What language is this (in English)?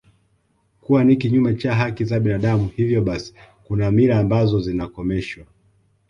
Swahili